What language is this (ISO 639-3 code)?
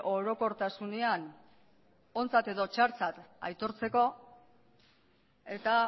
eus